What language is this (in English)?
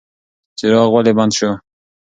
Pashto